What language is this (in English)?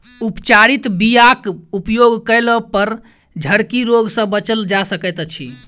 Maithili